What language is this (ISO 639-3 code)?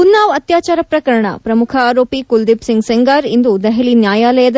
kan